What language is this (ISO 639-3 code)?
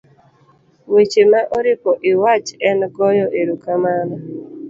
luo